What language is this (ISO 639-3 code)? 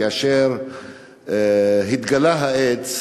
heb